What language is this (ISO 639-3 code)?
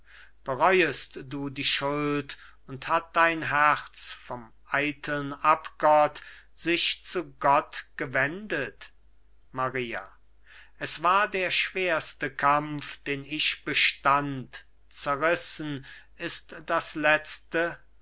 deu